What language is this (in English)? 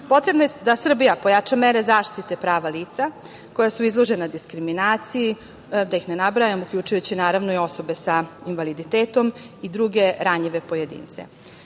Serbian